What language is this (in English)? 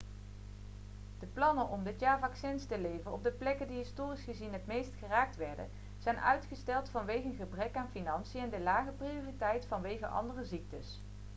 Dutch